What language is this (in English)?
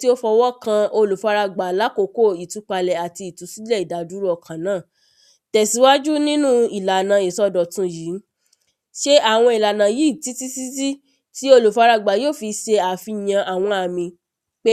Yoruba